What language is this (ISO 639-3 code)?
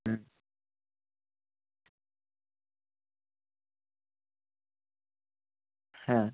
ben